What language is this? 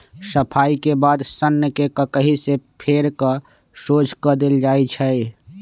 Magahi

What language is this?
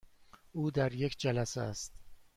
Persian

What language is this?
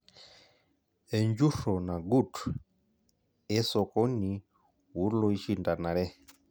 Masai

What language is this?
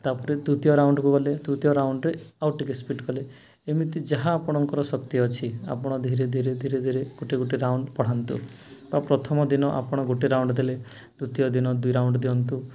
Odia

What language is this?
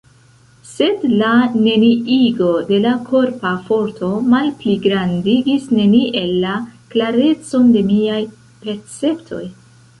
Esperanto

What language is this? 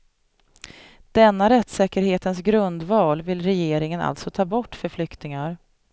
Swedish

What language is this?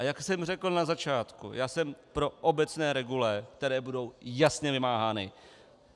Czech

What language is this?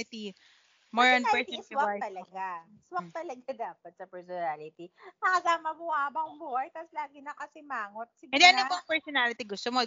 Filipino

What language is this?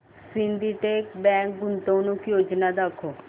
Marathi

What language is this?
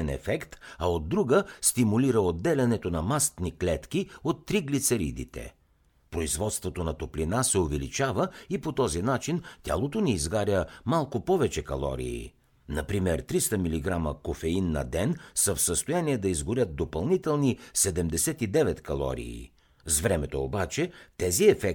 Bulgarian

